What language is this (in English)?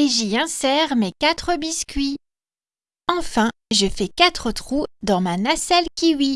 French